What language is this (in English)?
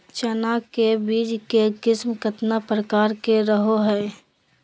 Magahi